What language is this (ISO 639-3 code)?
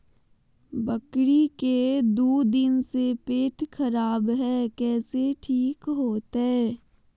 mag